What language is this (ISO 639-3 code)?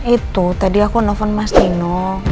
ind